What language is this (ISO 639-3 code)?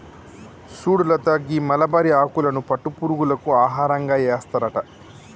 tel